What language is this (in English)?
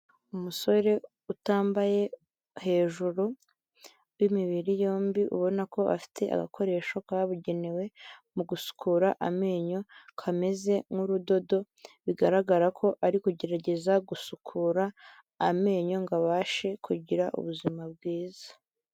Kinyarwanda